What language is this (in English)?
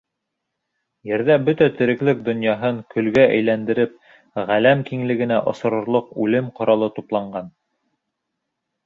Bashkir